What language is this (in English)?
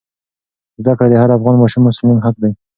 Pashto